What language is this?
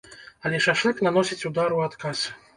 Belarusian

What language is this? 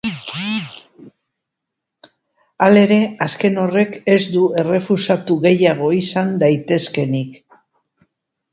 Basque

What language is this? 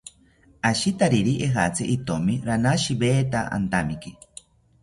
South Ucayali Ashéninka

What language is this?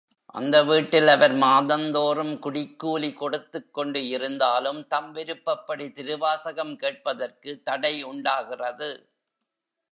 Tamil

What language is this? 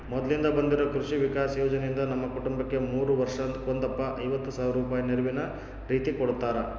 Kannada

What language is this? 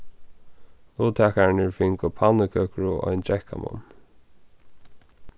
Faroese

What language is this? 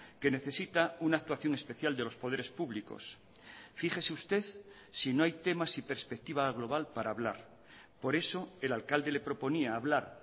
Spanish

